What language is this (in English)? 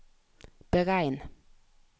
Norwegian